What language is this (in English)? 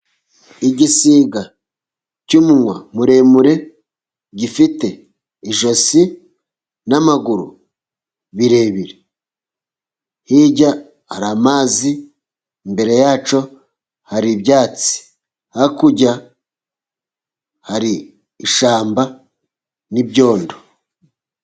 Kinyarwanda